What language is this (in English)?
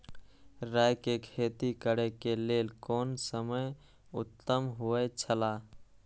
Maithili